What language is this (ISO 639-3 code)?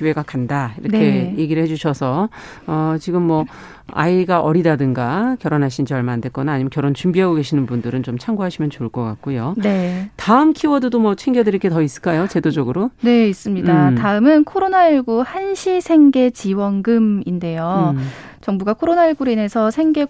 kor